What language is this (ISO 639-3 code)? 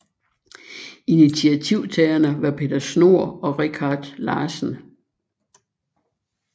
dan